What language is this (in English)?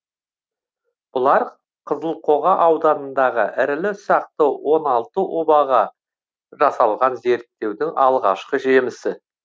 Kazakh